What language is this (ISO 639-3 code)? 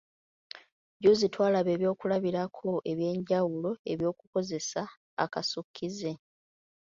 lug